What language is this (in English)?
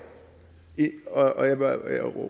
Danish